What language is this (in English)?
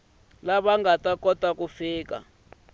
Tsonga